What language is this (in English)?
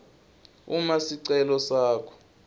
Swati